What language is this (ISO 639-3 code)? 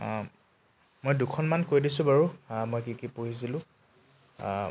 asm